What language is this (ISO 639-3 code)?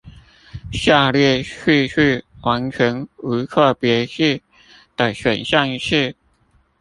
zho